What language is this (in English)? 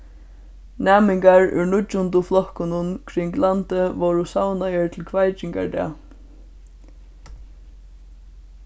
Faroese